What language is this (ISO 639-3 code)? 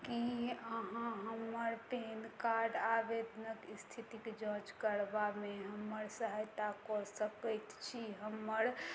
mai